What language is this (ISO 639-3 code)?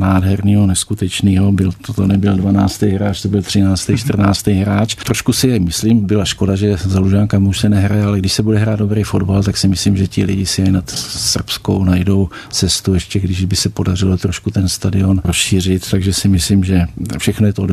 ces